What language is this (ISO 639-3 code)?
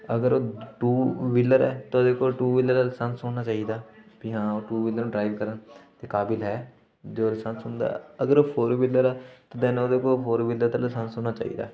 pan